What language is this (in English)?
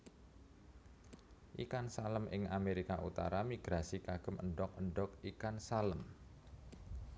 Javanese